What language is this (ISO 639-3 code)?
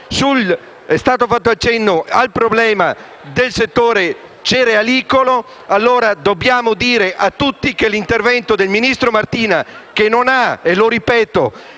ita